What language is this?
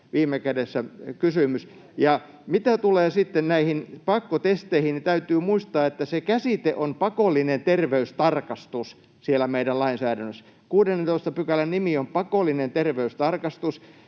Finnish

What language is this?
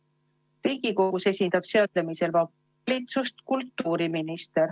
Estonian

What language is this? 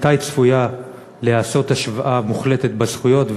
Hebrew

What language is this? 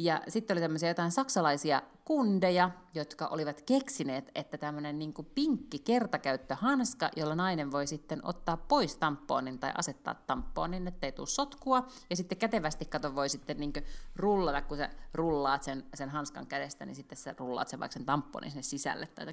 Finnish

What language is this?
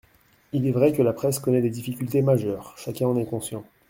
French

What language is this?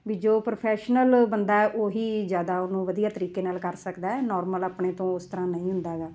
Punjabi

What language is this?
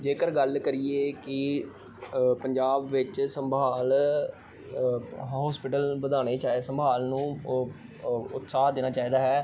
Punjabi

